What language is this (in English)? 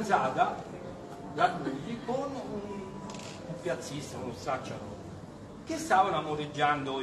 Italian